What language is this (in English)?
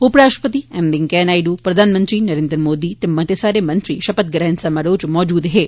Dogri